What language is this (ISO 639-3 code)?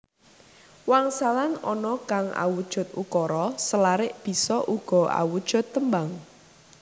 jav